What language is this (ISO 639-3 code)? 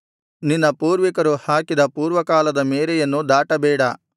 kan